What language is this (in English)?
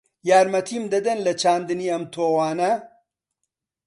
Central Kurdish